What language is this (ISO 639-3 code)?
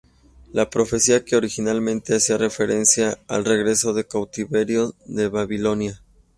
spa